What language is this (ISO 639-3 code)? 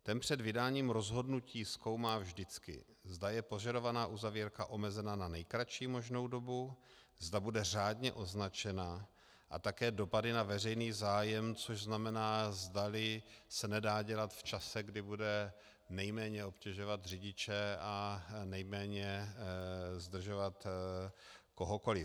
ces